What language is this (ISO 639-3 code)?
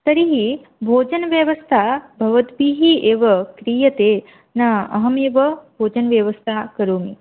san